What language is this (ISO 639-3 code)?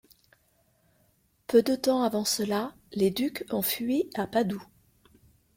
fra